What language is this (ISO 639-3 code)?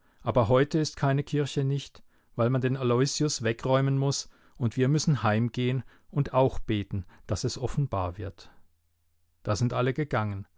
deu